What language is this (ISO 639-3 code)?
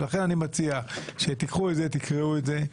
heb